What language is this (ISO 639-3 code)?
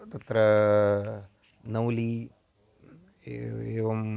san